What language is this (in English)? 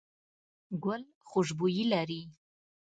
Pashto